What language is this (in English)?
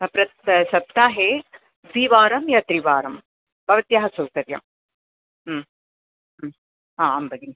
Sanskrit